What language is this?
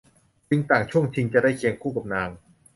Thai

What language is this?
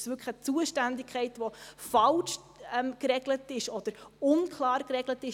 Swiss German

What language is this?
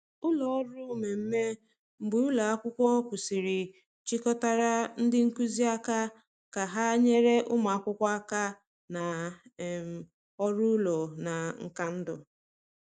Igbo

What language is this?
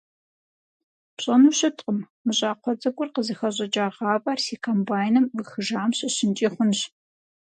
Kabardian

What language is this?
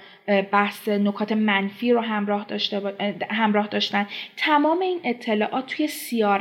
Persian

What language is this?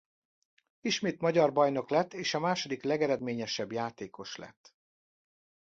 Hungarian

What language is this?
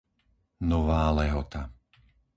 Slovak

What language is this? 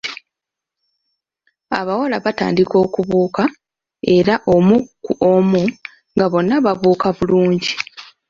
Ganda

